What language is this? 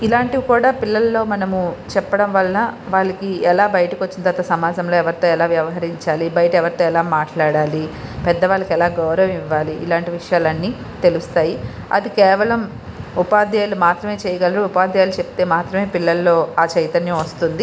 Telugu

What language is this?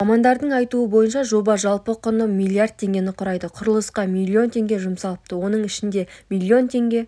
Kazakh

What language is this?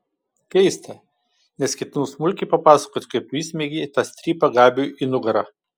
Lithuanian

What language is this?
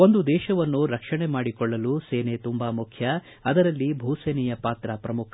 Kannada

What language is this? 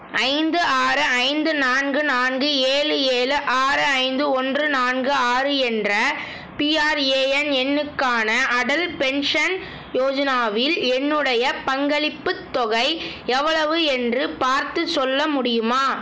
Tamil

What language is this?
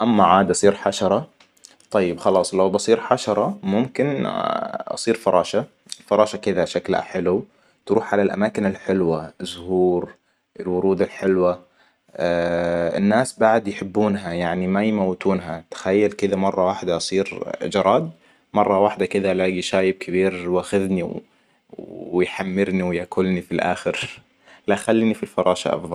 Hijazi Arabic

